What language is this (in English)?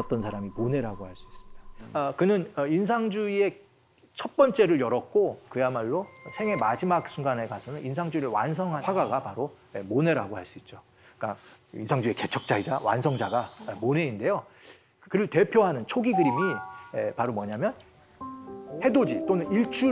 Korean